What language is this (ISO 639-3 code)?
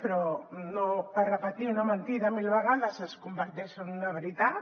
cat